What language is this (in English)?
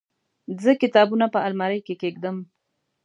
Pashto